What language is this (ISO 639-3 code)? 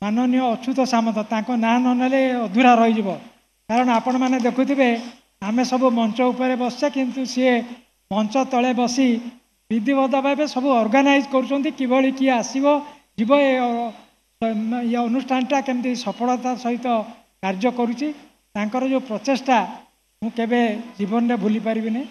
ben